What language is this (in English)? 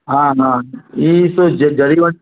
Sindhi